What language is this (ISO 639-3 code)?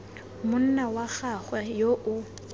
tsn